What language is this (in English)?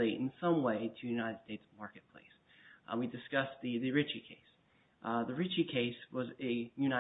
English